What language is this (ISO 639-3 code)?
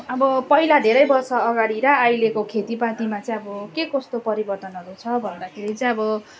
nep